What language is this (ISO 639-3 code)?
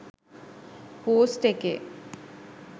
sin